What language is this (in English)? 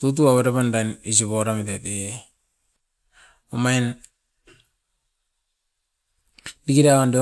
Askopan